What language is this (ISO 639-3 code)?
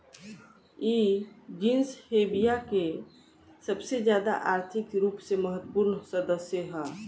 bho